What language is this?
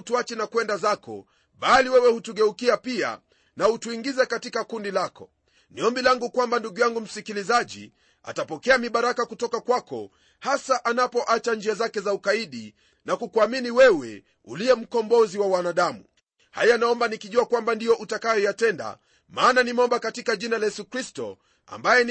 Swahili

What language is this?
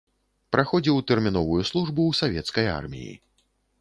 Belarusian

